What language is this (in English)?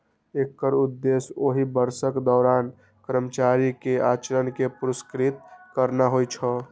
Maithili